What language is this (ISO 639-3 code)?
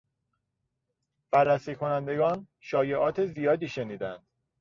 fas